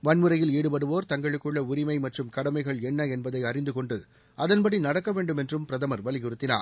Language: Tamil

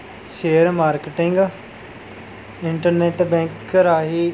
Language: Punjabi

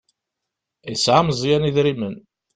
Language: Kabyle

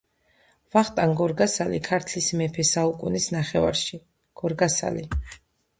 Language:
Georgian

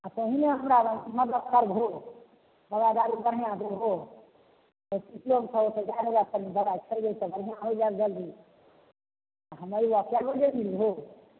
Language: Maithili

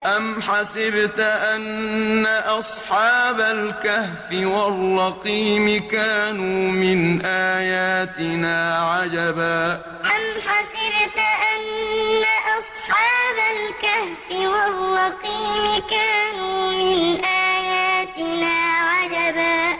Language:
Arabic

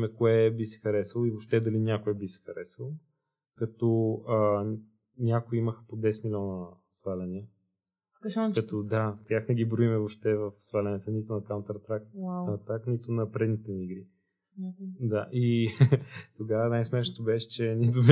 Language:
Bulgarian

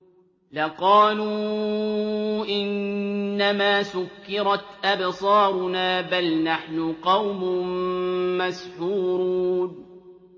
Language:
Arabic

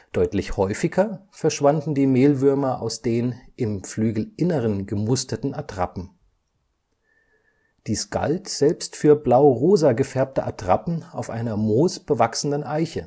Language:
German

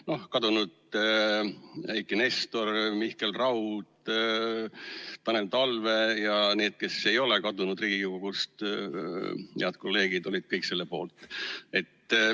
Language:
Estonian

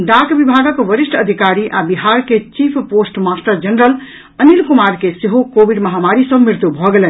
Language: Maithili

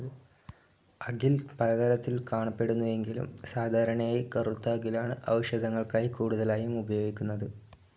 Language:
Malayalam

